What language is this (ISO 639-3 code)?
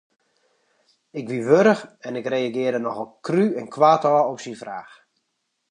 fry